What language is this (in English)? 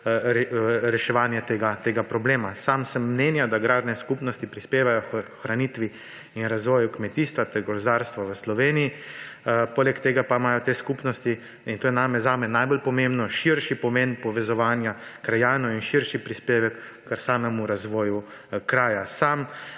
Slovenian